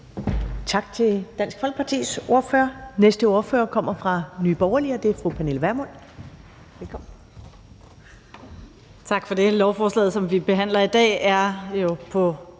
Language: Danish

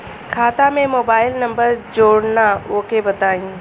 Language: Bhojpuri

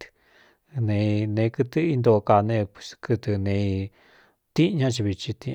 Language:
Cuyamecalco Mixtec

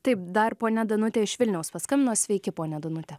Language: Lithuanian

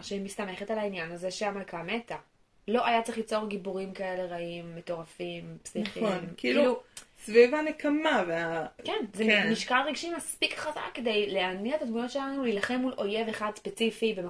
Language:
Hebrew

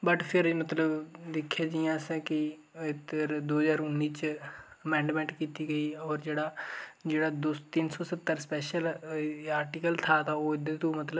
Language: Dogri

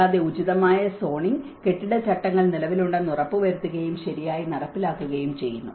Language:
Malayalam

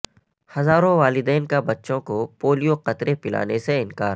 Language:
Urdu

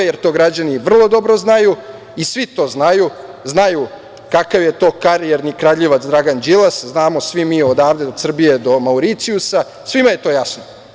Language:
Serbian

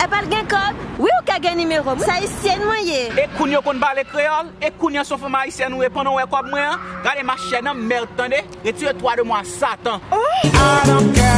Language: French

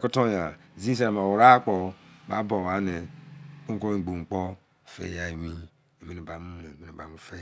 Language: Izon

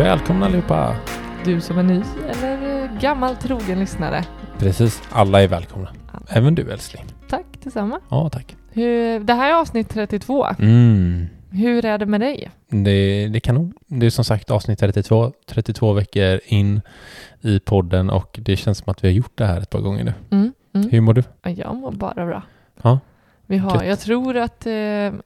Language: Swedish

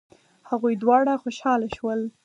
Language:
Pashto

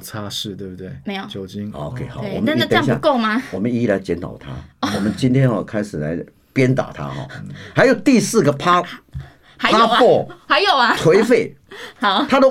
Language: Chinese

